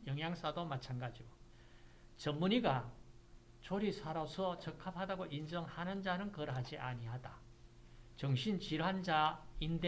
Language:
Korean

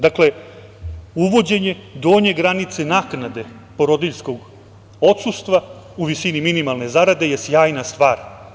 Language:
Serbian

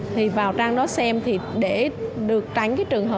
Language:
Vietnamese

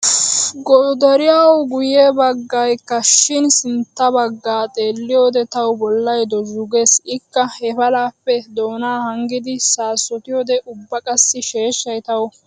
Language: Wolaytta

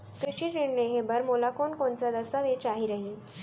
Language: Chhattisgarhi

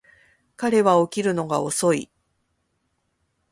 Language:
Japanese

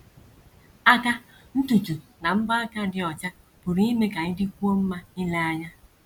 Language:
Igbo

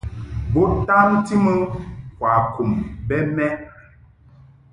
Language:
Mungaka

